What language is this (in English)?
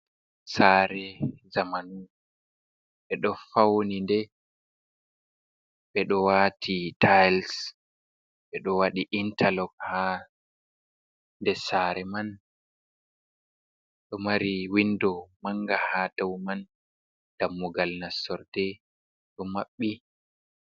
Fula